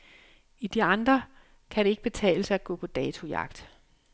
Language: Danish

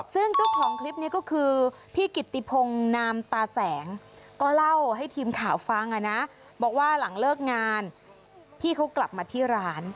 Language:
Thai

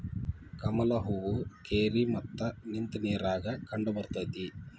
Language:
Kannada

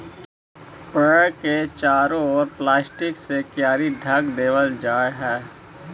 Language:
Magahi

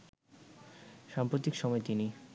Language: Bangla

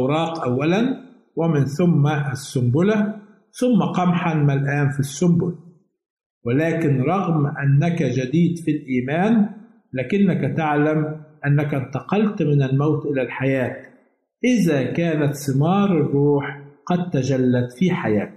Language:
Arabic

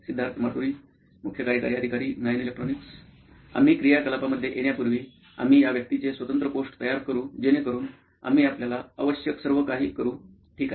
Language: Marathi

